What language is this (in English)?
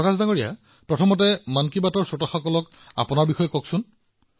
Assamese